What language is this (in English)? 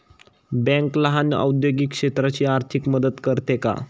Marathi